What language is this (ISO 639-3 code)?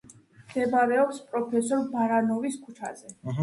kat